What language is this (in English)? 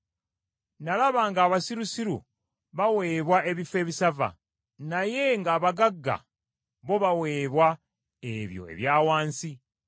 Ganda